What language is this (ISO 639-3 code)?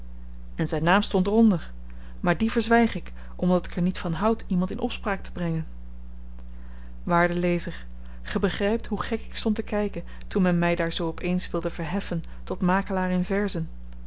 nld